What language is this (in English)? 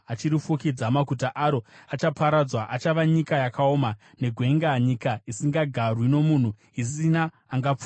Shona